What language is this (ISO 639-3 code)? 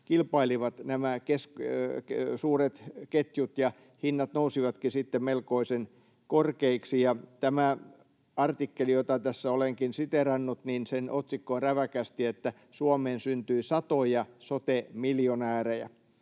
fin